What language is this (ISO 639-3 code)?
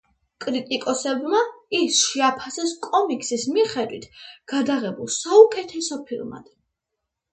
kat